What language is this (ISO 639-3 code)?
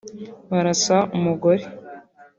kin